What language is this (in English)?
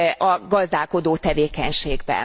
Hungarian